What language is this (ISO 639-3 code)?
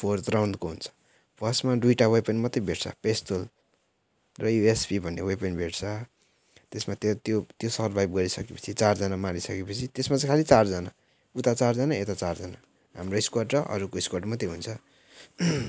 nep